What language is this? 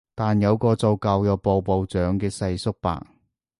Cantonese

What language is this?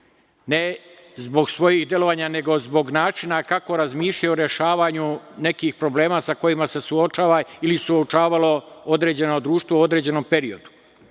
Serbian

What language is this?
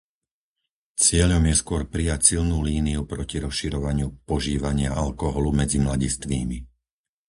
Slovak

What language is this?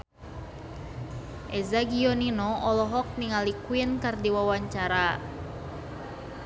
Sundanese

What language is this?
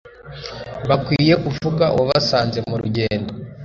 Kinyarwanda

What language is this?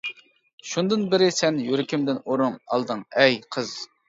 Uyghur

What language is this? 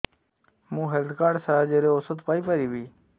Odia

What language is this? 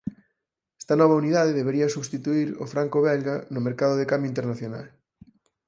Galician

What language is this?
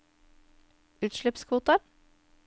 Norwegian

